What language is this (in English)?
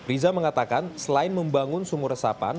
Indonesian